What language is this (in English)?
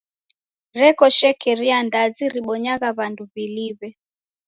Taita